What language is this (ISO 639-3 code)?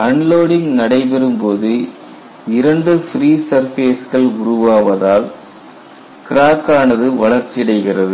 tam